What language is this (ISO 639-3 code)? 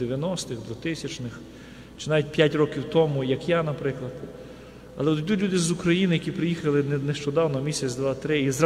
ukr